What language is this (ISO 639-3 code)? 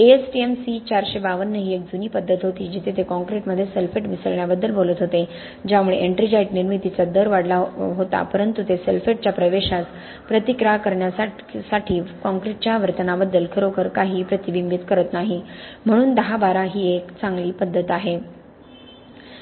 mar